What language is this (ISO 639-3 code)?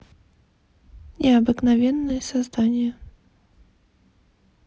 rus